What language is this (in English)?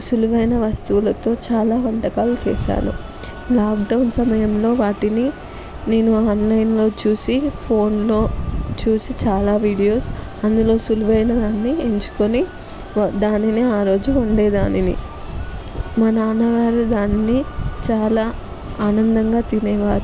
Telugu